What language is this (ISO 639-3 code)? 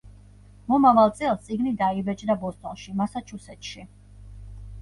kat